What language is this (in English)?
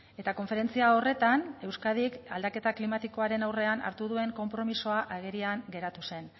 Basque